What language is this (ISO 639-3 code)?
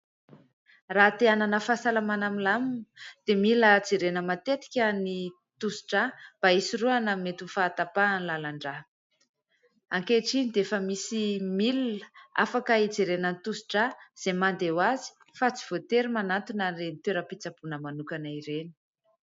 mlg